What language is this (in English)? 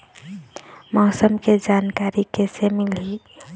Chhattisgarhi